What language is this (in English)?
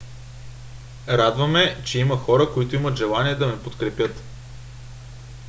Bulgarian